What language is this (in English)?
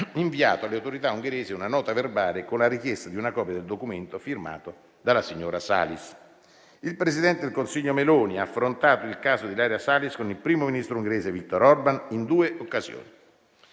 Italian